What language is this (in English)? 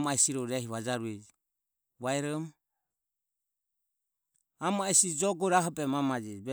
Ömie